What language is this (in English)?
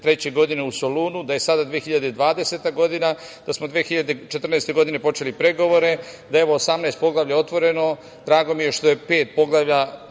Serbian